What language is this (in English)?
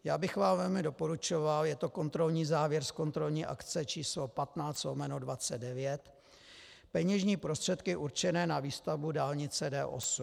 Czech